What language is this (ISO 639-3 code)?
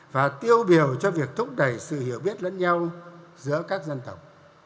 vie